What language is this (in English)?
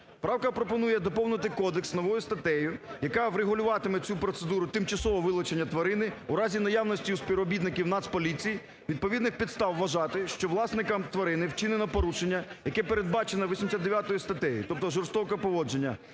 Ukrainian